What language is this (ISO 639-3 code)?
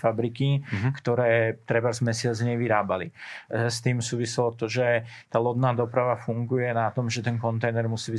slk